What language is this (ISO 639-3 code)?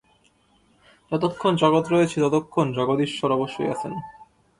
ben